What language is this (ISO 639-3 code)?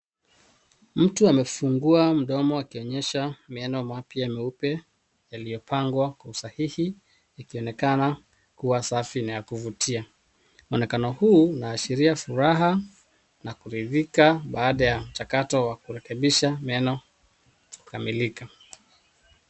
swa